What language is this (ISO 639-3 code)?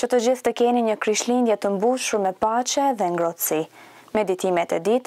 ron